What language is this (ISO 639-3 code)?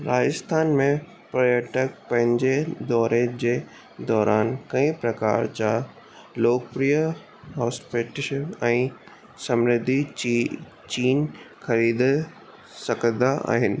snd